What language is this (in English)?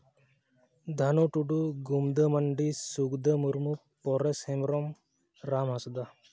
Santali